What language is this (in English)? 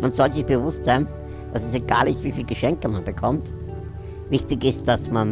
German